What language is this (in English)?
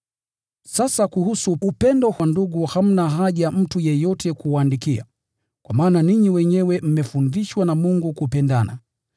Swahili